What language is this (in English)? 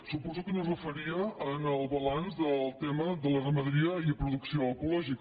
Catalan